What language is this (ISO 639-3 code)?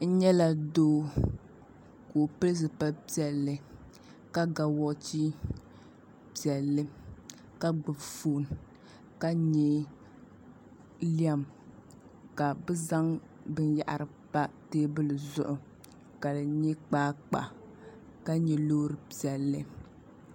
dag